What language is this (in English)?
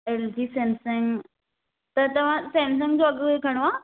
Sindhi